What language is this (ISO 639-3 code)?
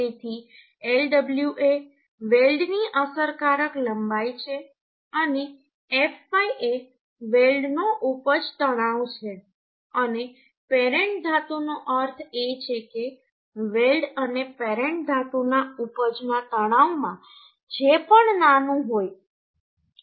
guj